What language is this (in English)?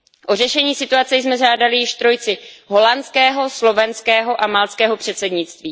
Czech